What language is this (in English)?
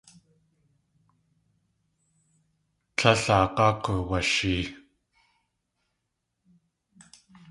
Tlingit